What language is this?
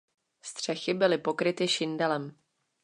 Czech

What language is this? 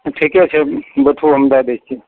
Maithili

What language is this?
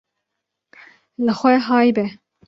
Kurdish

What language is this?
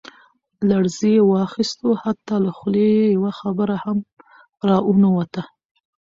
Pashto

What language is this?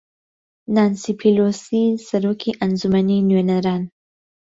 Central Kurdish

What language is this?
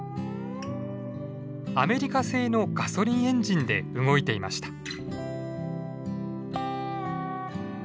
Japanese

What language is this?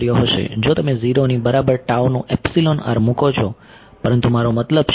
Gujarati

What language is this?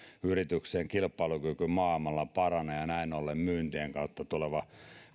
Finnish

